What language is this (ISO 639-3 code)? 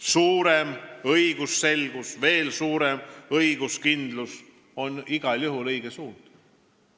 est